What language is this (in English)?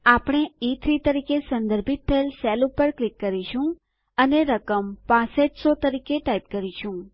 Gujarati